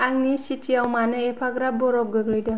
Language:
Bodo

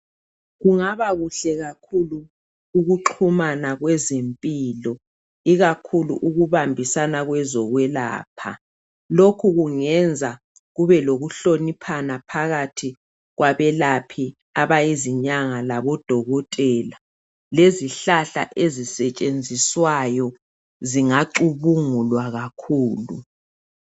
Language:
North Ndebele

